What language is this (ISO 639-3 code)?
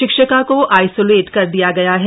hin